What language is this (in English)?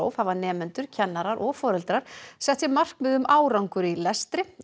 Icelandic